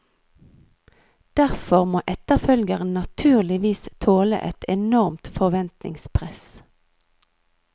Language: Norwegian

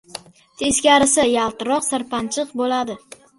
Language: Uzbek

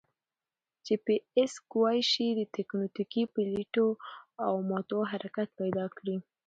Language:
Pashto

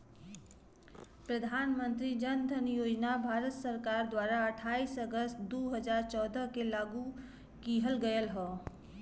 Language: Bhojpuri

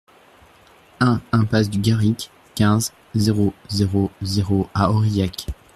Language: French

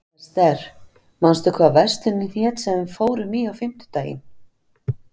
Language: Icelandic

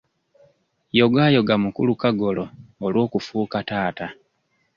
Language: Ganda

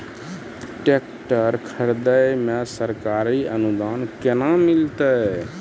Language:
Maithili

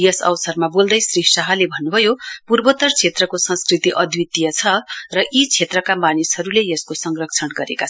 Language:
Nepali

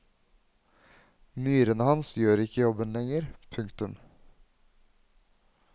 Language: Norwegian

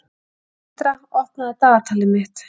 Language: Icelandic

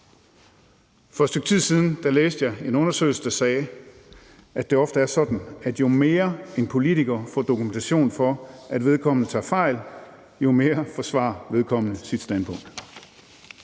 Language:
Danish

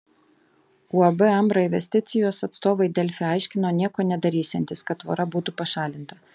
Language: Lithuanian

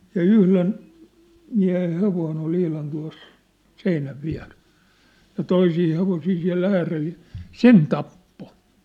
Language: Finnish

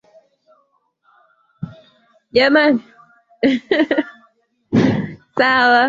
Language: Swahili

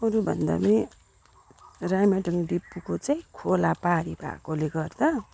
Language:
Nepali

